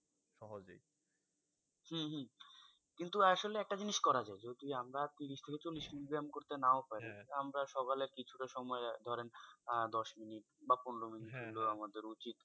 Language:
Bangla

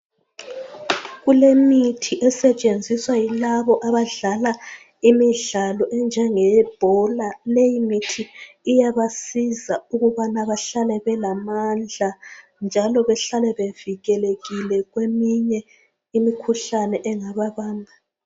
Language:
North Ndebele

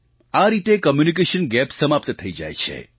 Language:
Gujarati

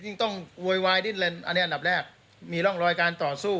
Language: Thai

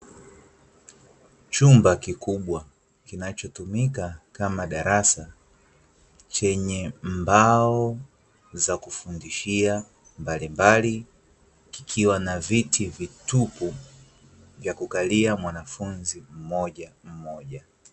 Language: Swahili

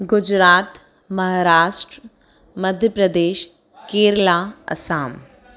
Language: Sindhi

